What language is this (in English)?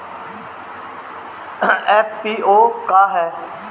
Bhojpuri